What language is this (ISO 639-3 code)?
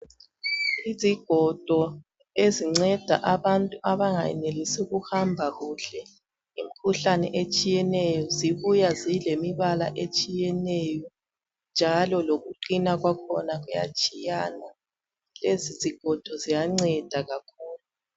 nde